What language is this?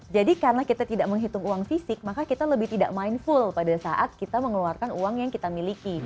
Indonesian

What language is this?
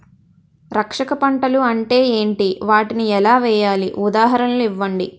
Telugu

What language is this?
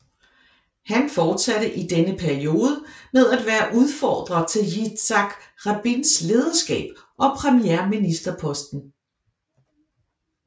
Danish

